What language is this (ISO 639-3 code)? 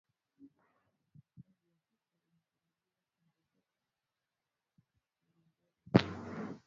swa